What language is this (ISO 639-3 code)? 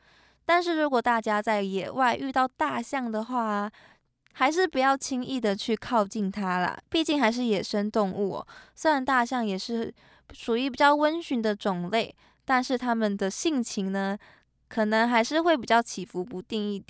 zho